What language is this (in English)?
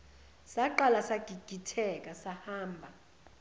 Zulu